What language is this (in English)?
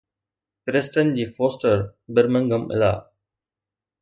Sindhi